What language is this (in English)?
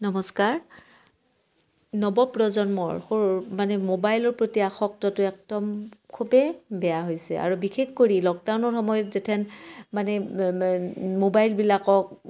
Assamese